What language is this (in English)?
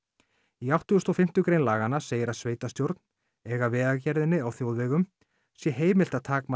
Icelandic